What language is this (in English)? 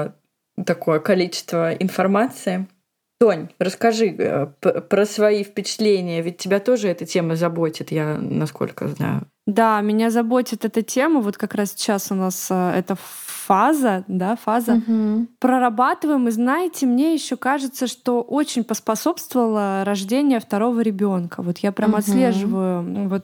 Russian